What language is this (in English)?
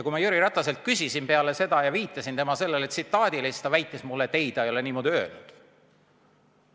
Estonian